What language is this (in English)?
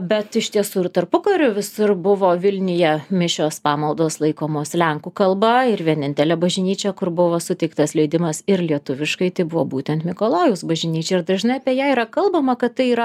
Lithuanian